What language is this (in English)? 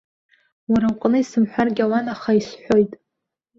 Abkhazian